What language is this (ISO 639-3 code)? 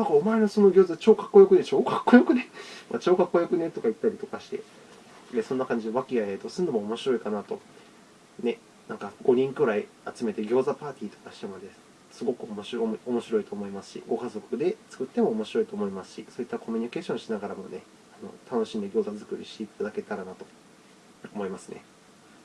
jpn